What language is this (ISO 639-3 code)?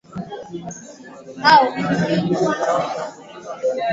swa